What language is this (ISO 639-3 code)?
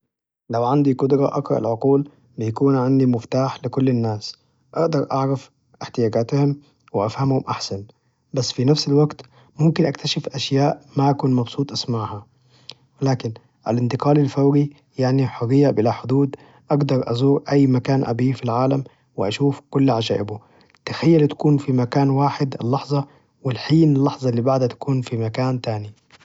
ars